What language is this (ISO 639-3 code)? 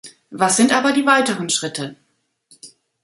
deu